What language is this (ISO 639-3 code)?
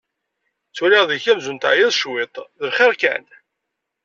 kab